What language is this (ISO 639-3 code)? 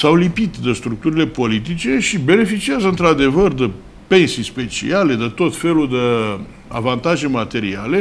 ron